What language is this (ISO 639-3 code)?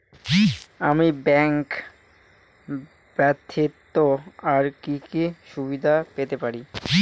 ben